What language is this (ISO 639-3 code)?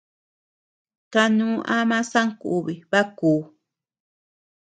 cux